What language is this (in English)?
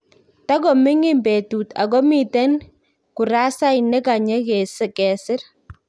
Kalenjin